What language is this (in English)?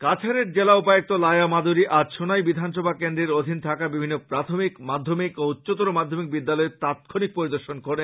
Bangla